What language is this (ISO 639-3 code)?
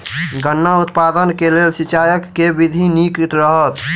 mai